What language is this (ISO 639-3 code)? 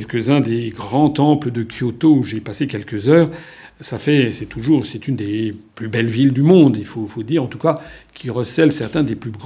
fra